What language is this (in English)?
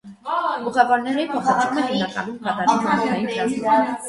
Armenian